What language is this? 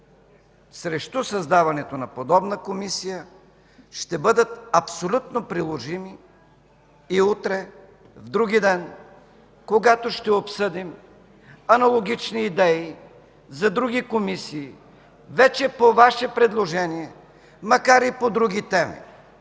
Bulgarian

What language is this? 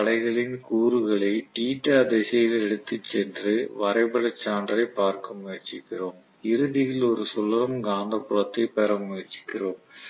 Tamil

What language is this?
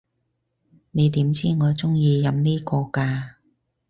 Cantonese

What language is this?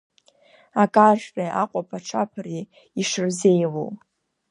Abkhazian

